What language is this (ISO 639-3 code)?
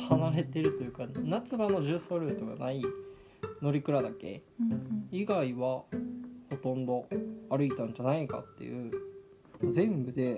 jpn